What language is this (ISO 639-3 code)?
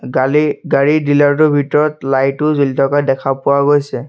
asm